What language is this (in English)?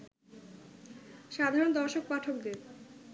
Bangla